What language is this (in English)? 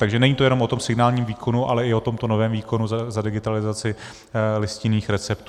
Czech